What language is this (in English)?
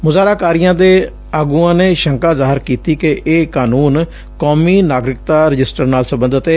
Punjabi